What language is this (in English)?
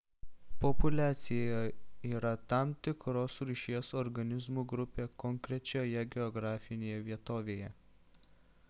Lithuanian